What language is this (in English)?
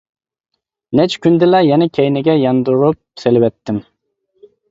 Uyghur